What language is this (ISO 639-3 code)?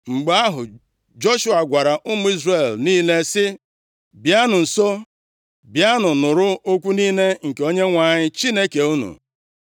ibo